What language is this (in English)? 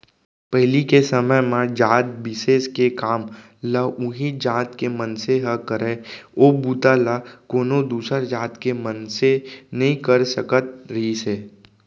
Chhattisgarhi